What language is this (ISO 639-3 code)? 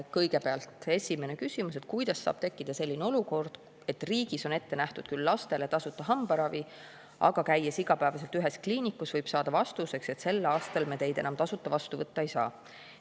est